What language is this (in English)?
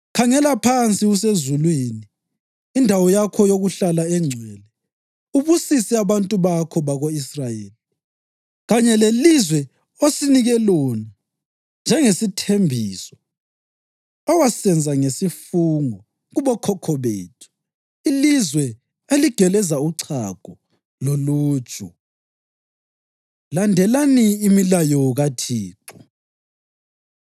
North Ndebele